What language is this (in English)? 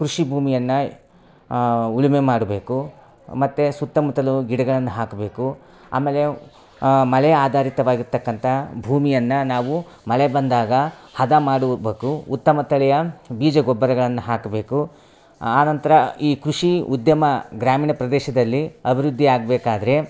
Kannada